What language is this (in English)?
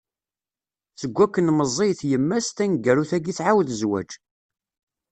Kabyle